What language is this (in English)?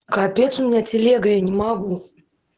Russian